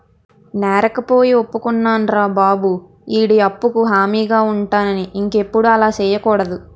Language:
Telugu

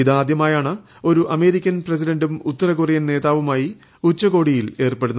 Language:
Malayalam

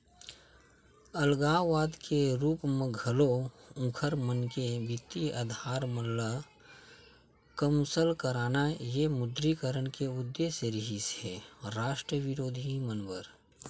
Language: Chhattisgarhi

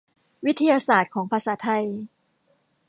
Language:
Thai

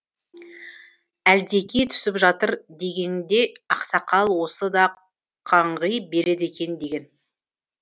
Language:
Kazakh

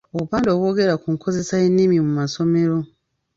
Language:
Ganda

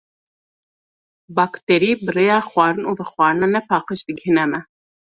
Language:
Kurdish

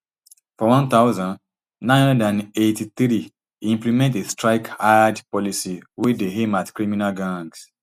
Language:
Nigerian Pidgin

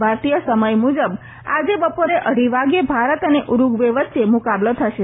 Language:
Gujarati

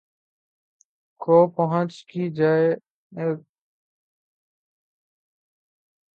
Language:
Urdu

